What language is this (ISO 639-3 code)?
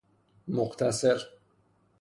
fas